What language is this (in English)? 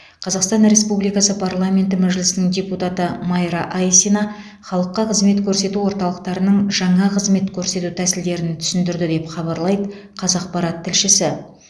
Kazakh